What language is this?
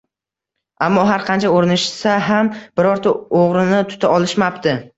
Uzbek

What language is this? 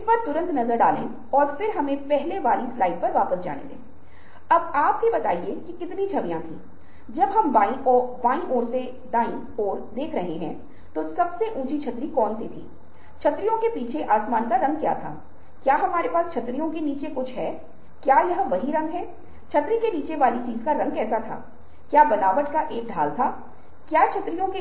Hindi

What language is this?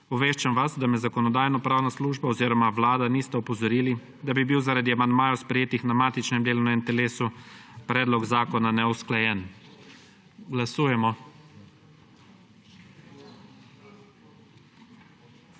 Slovenian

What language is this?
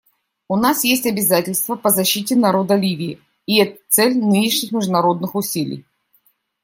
Russian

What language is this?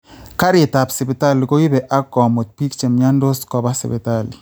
Kalenjin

